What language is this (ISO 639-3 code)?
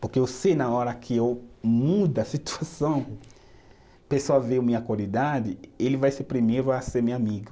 por